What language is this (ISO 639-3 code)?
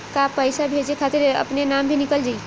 bho